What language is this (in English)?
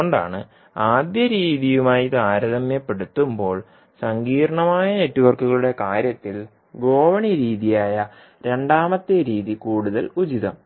Malayalam